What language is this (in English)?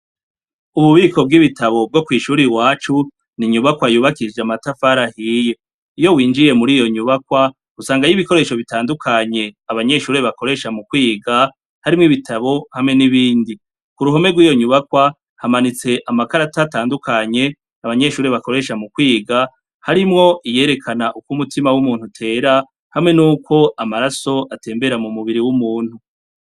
Rundi